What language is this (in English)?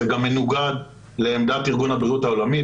Hebrew